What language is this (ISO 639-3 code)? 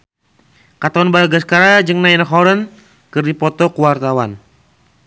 sun